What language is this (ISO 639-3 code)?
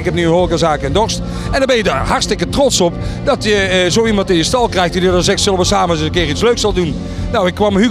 nld